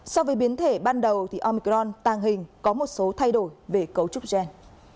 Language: Vietnamese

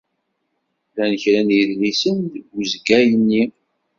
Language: Kabyle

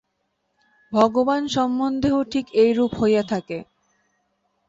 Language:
Bangla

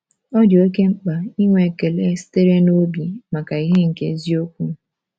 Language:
Igbo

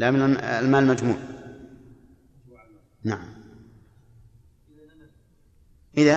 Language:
Arabic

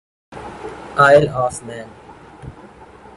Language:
Urdu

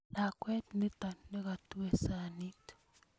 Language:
Kalenjin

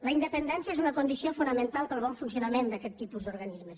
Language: Catalan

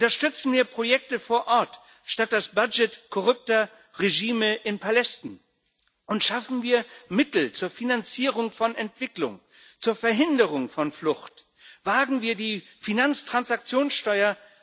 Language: German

